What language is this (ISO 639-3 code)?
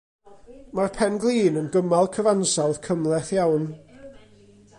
cym